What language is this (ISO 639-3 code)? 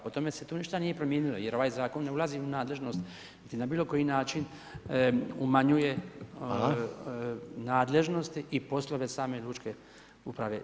hrv